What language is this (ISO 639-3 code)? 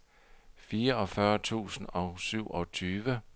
dan